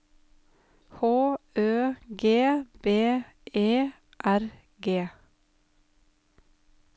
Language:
Norwegian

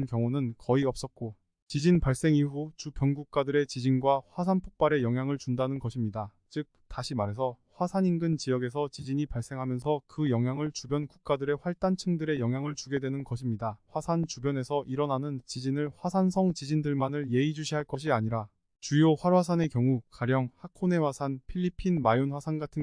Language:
Korean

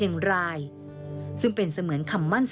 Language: Thai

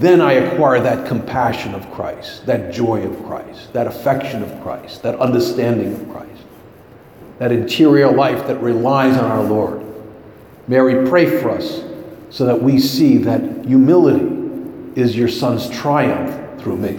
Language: English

